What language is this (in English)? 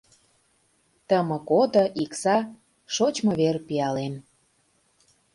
Mari